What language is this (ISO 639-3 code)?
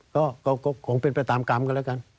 tha